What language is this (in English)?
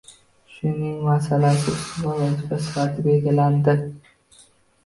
Uzbek